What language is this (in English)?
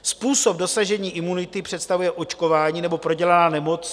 Czech